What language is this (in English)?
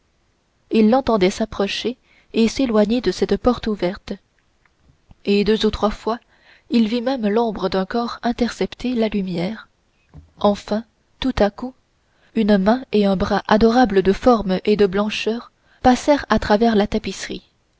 French